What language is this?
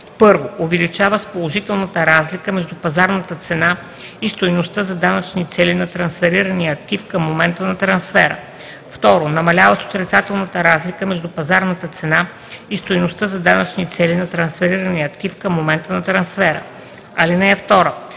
Bulgarian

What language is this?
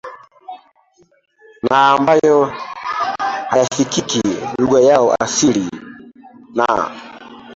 Swahili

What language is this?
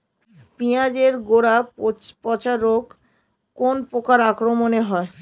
Bangla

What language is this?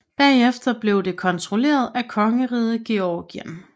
Danish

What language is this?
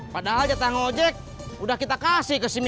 Indonesian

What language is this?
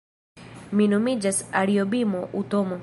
Esperanto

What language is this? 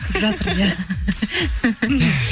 Kazakh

